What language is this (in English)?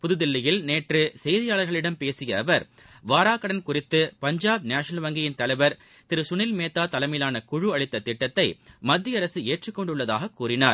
Tamil